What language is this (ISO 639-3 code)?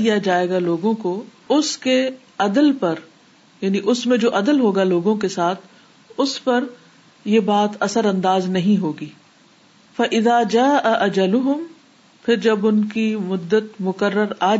urd